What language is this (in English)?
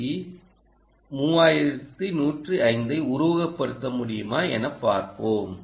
Tamil